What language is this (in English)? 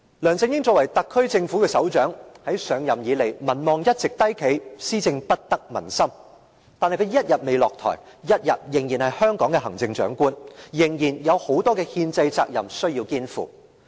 Cantonese